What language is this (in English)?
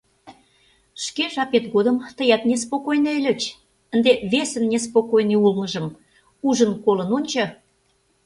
Mari